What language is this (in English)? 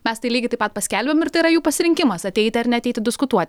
Lithuanian